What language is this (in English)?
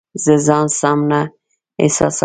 Pashto